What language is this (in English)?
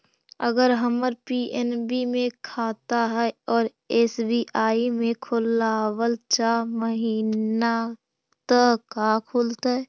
Magahi